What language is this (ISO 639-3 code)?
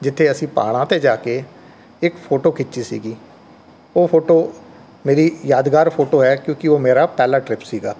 pan